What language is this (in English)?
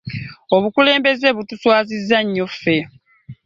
Ganda